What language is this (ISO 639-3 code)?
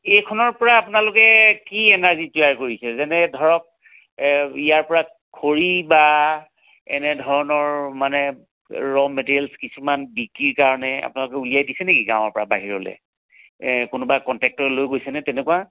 asm